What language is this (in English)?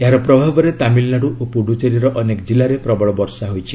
Odia